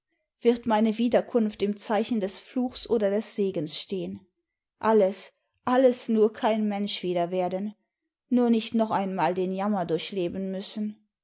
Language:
German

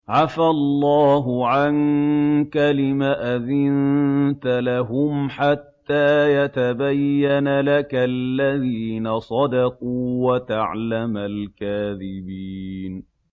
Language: Arabic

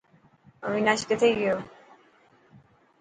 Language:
Dhatki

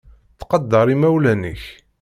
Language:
Kabyle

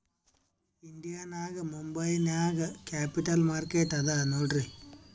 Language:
Kannada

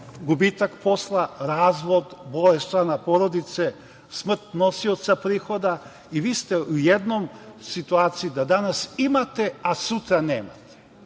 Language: Serbian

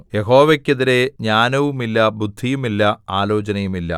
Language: Malayalam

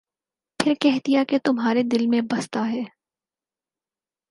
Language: Urdu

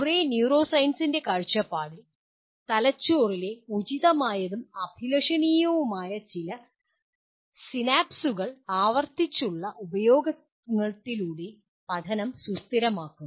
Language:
Malayalam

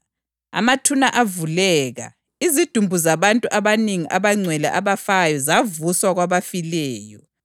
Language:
North Ndebele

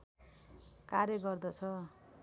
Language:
Nepali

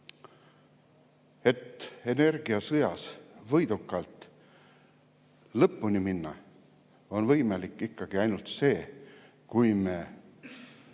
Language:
Estonian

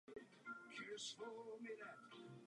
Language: Czech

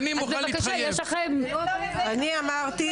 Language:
Hebrew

